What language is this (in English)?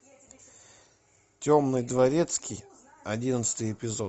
Russian